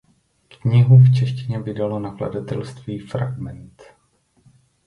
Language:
Czech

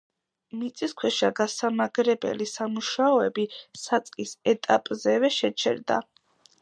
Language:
Georgian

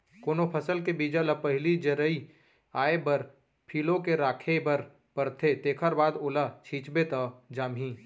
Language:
Chhattisgarhi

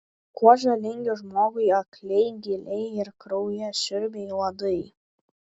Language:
Lithuanian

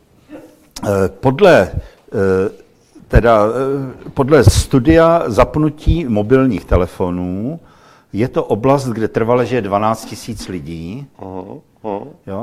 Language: Czech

